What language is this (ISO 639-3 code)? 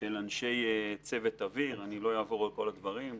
heb